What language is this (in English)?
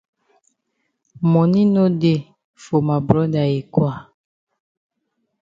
Cameroon Pidgin